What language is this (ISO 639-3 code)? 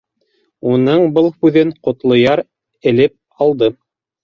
bak